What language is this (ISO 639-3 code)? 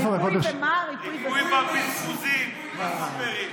heb